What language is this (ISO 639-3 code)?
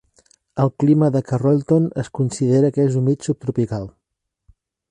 cat